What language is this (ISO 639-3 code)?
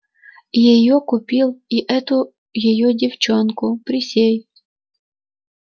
rus